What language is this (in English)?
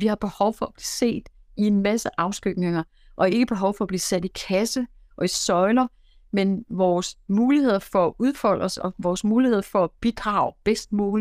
Danish